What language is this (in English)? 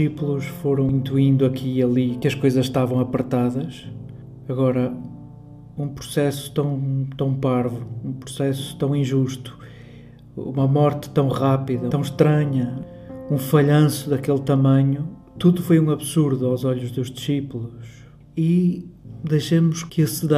Portuguese